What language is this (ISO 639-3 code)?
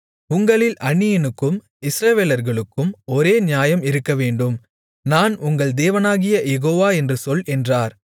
tam